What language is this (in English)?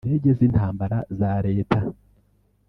Kinyarwanda